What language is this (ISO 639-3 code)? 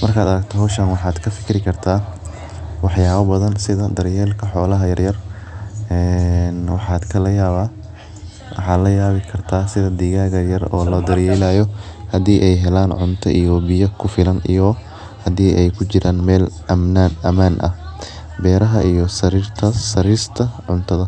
som